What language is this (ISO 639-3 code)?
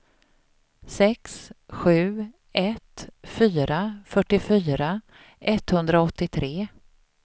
swe